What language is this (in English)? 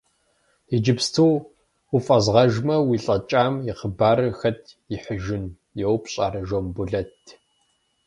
Kabardian